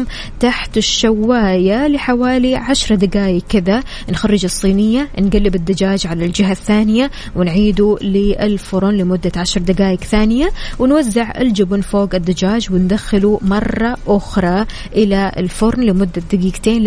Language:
Arabic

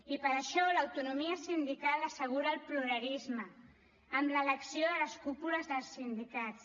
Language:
Catalan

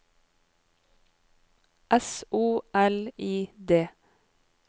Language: Norwegian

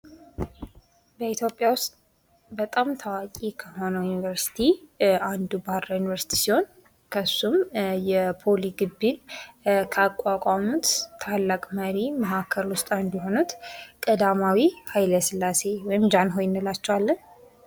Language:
Amharic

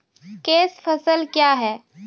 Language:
Maithili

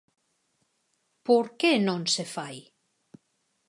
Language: Galician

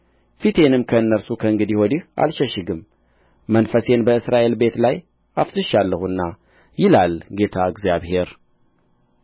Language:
Amharic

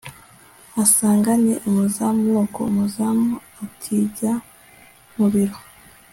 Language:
Kinyarwanda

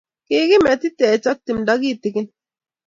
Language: Kalenjin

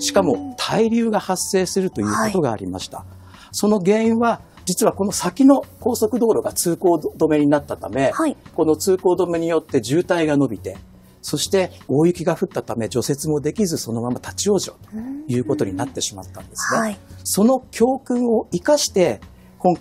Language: Japanese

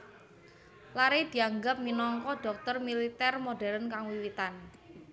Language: Javanese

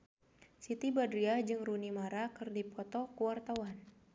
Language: Sundanese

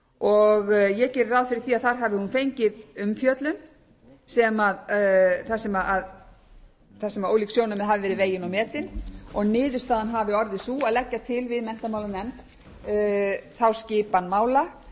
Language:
Icelandic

